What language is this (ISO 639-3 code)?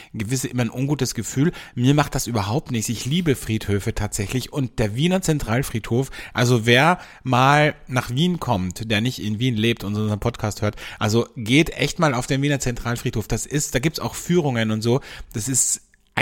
deu